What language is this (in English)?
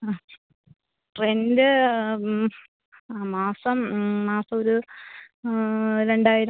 Malayalam